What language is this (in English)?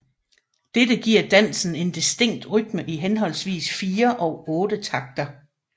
Danish